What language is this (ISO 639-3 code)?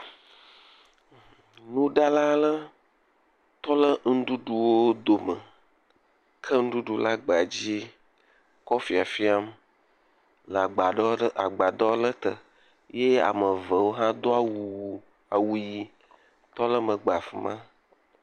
ewe